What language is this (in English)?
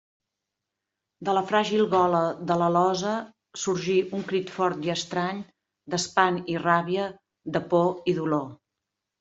Catalan